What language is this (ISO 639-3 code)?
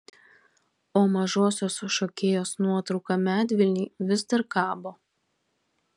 lit